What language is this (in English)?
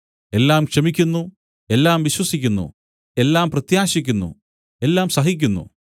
Malayalam